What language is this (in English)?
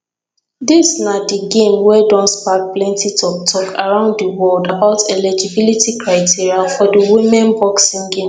Nigerian Pidgin